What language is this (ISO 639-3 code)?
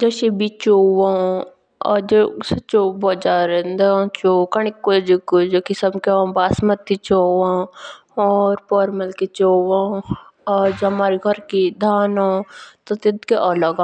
jns